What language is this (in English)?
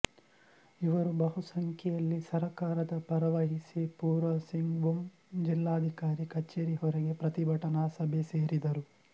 Kannada